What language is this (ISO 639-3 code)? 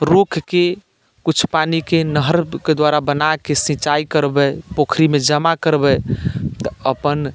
mai